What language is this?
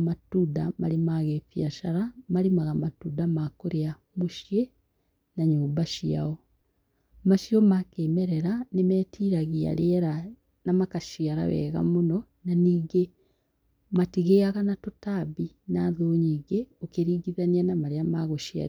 Kikuyu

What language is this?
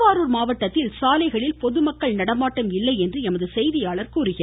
Tamil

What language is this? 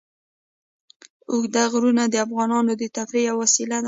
Pashto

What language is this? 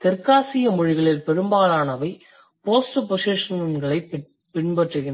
Tamil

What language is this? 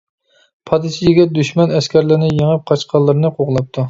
Uyghur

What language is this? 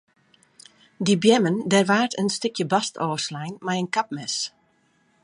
Western Frisian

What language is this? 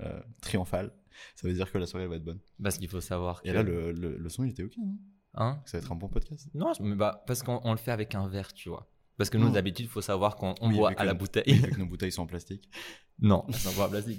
French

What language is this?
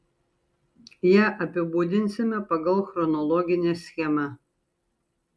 Lithuanian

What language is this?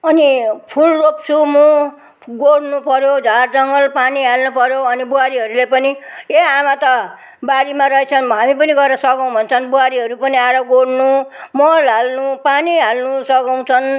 Nepali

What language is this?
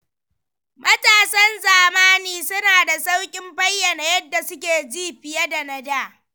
Hausa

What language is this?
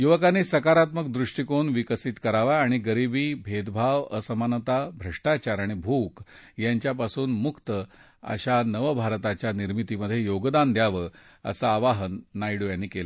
Marathi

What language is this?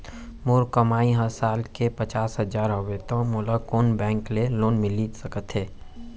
Chhattisgarhi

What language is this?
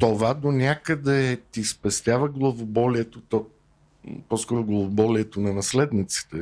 Bulgarian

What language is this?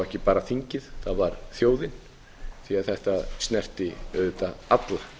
Icelandic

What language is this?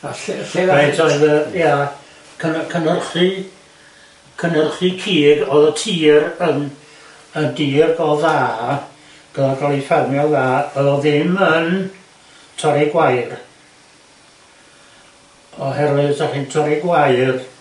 Welsh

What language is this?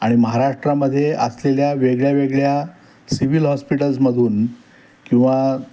Marathi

